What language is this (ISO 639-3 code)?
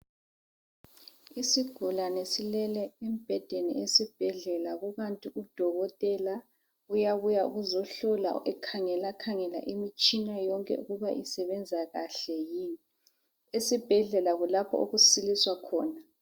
nde